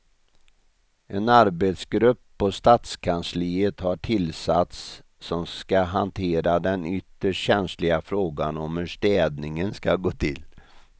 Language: Swedish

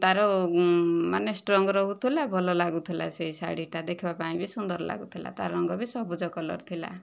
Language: Odia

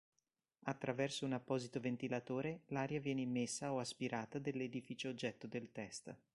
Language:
Italian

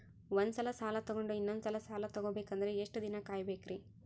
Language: Kannada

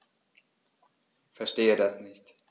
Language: German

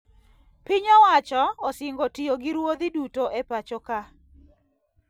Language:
Luo (Kenya and Tanzania)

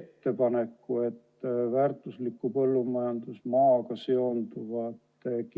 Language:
Estonian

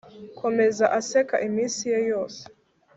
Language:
Kinyarwanda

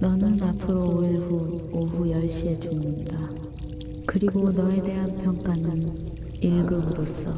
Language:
Korean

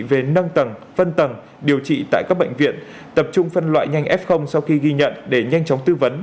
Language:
Vietnamese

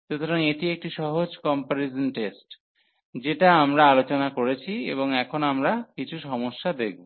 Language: Bangla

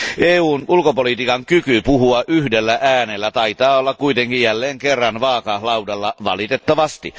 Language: Finnish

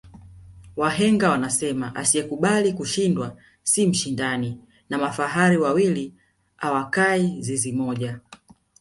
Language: Swahili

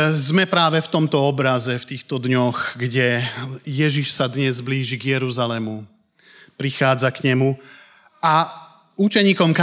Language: Slovak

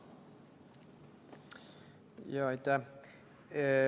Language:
Estonian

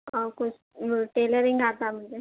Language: Urdu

